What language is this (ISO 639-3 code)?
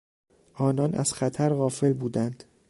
fas